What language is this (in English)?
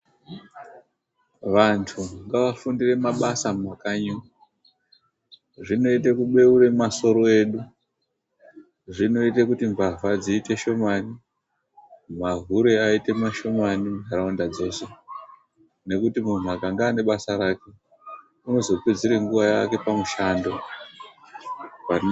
Ndau